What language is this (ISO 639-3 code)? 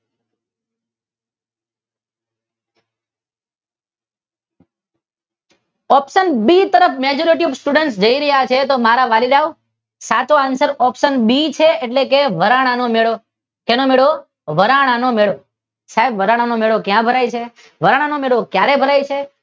guj